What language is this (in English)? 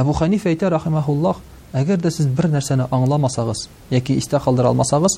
Russian